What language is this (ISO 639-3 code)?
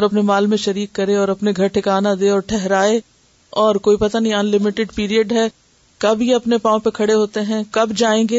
urd